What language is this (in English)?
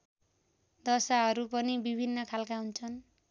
Nepali